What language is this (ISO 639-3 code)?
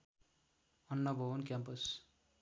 nep